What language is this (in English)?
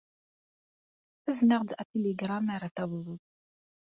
Kabyle